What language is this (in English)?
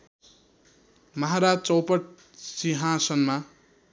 Nepali